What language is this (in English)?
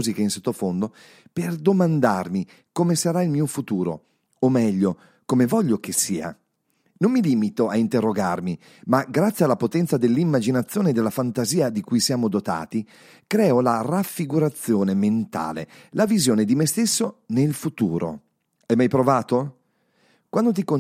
Italian